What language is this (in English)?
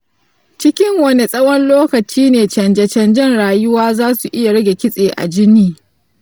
Hausa